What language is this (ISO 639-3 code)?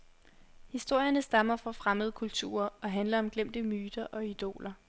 dan